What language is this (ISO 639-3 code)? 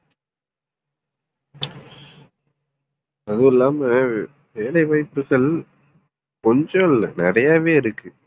tam